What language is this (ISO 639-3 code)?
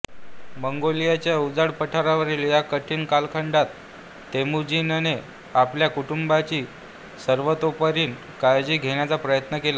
mar